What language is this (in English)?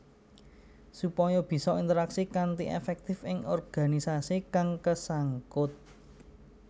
Javanese